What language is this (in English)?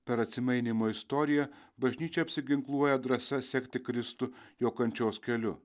Lithuanian